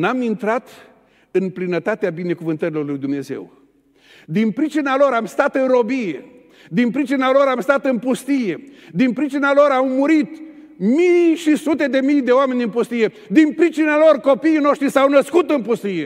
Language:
Romanian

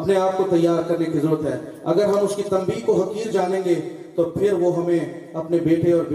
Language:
Urdu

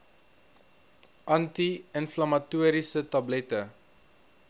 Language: Afrikaans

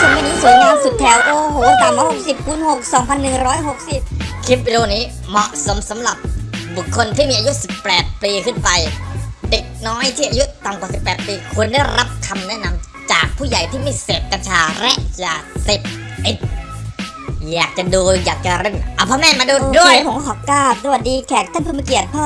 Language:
Thai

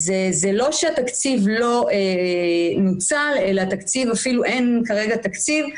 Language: Hebrew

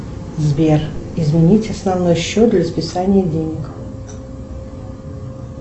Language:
Russian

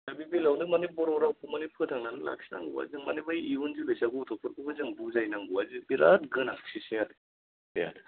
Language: Bodo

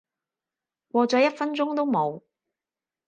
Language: Cantonese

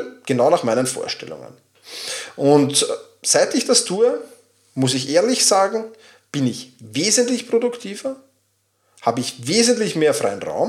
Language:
German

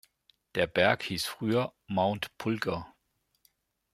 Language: German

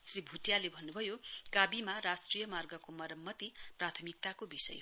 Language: Nepali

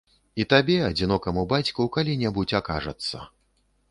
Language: Belarusian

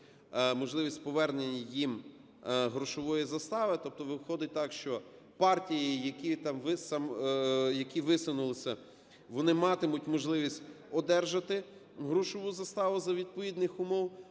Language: Ukrainian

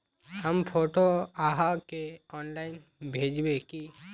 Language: Magahi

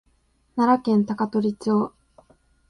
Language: Japanese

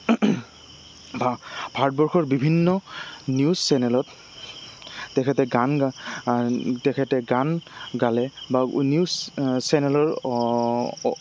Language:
Assamese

